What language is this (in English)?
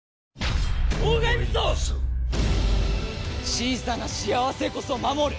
Japanese